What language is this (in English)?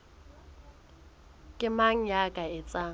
Southern Sotho